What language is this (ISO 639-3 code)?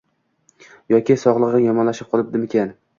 uzb